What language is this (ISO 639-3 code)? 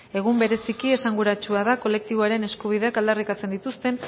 eus